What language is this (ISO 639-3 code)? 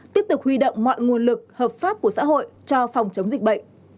vie